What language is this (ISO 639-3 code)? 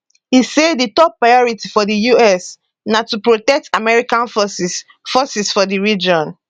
pcm